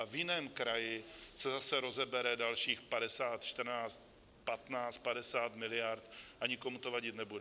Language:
Czech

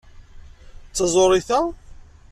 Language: Kabyle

